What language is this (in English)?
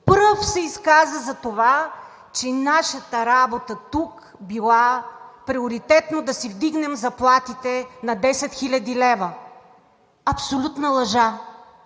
Bulgarian